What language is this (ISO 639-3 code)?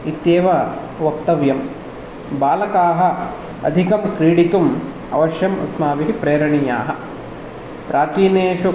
san